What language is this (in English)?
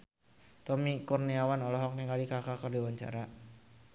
Sundanese